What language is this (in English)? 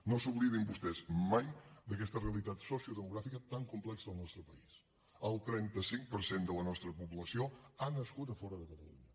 Catalan